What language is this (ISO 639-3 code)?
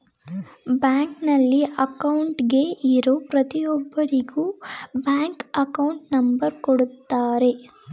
kan